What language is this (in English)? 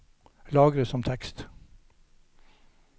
Norwegian